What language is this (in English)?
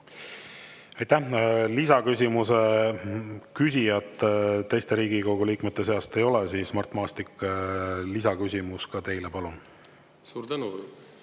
Estonian